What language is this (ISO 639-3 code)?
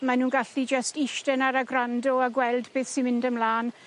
cym